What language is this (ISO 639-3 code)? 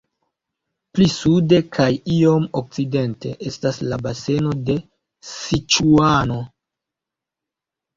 epo